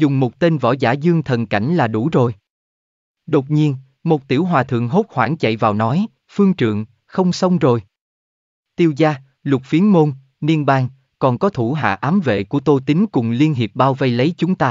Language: Vietnamese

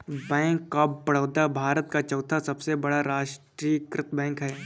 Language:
Hindi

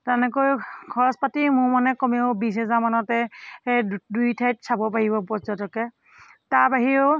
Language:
Assamese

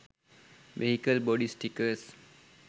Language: Sinhala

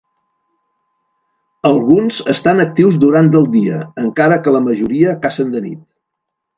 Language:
Catalan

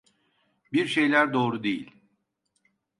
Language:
Turkish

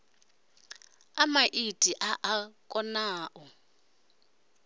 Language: Venda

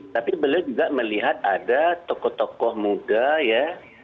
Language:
Indonesian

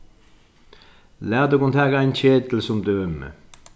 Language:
Faroese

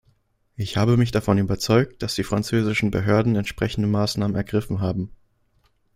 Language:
German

